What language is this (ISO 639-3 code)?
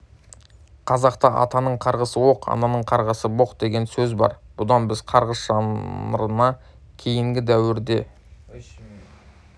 kaz